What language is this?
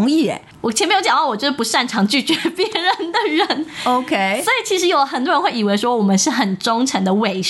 Chinese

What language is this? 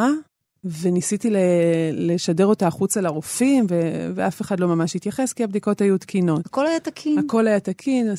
Hebrew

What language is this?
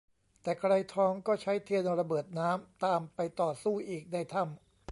Thai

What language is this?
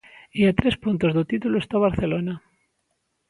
Galician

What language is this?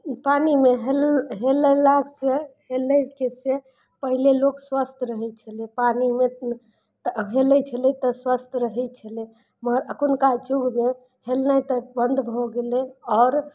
Maithili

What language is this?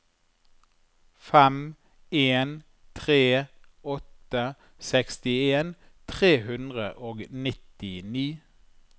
Norwegian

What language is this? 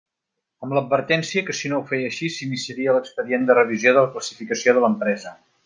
Catalan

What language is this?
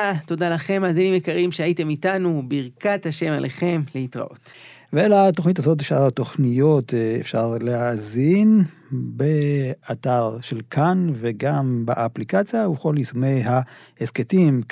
Hebrew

